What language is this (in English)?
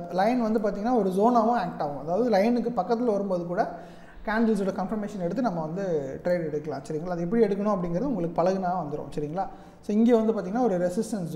Korean